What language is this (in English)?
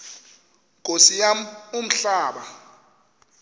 Xhosa